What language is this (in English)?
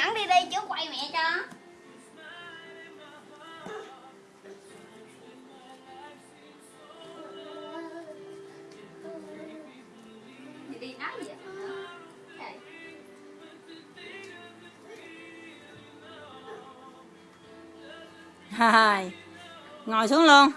Vietnamese